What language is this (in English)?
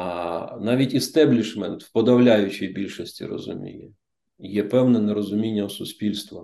Ukrainian